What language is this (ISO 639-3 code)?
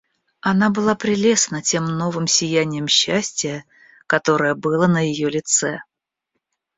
rus